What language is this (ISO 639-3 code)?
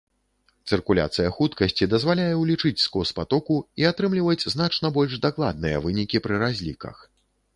bel